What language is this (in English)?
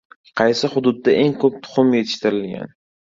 Uzbek